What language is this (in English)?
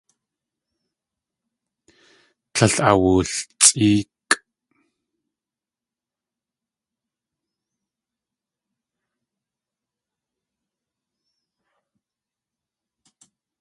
Tlingit